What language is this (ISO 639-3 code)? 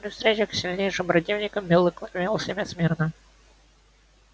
rus